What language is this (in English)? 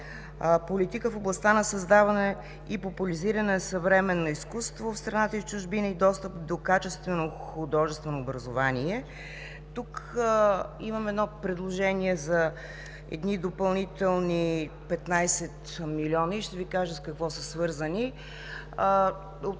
Bulgarian